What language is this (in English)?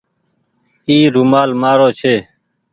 Goaria